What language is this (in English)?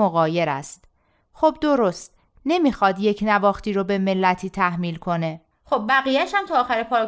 Persian